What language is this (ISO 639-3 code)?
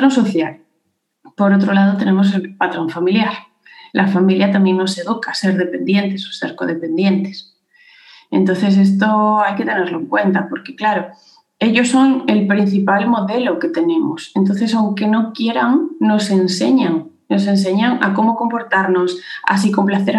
spa